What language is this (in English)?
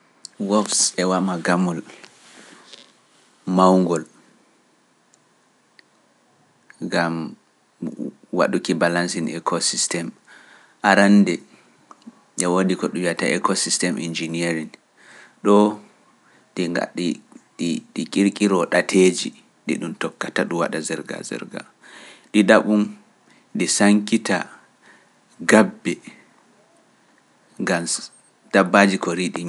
Pular